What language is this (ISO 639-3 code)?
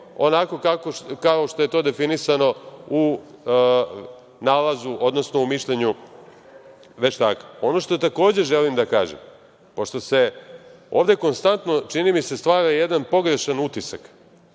srp